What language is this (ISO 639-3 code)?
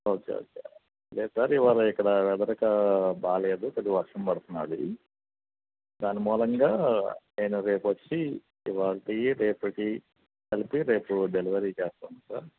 tel